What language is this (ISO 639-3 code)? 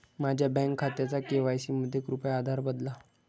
mar